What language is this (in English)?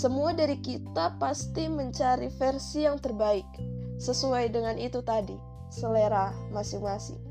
Indonesian